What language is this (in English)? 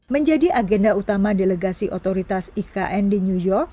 Indonesian